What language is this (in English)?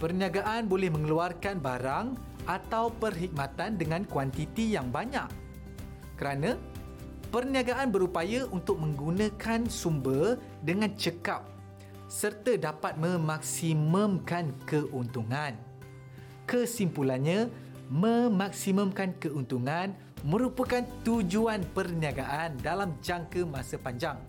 Malay